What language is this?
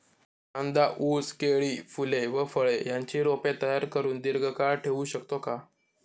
Marathi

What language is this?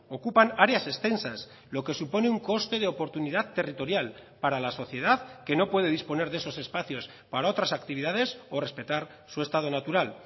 Spanish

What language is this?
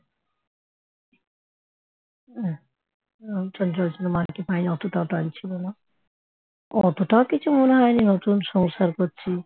Bangla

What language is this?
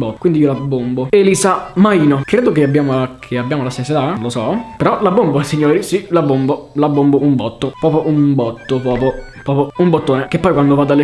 Italian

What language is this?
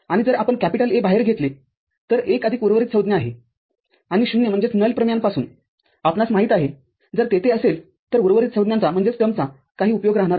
Marathi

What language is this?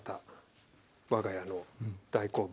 Japanese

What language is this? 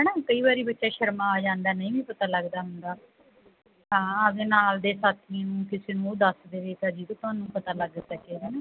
Punjabi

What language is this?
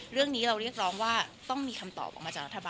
Thai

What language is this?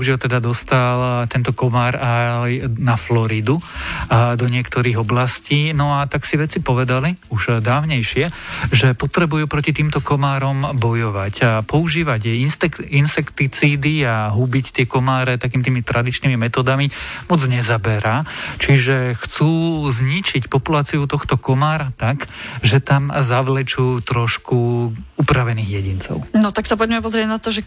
Slovak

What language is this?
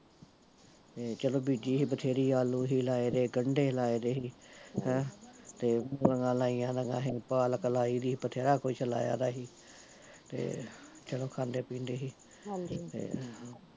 Punjabi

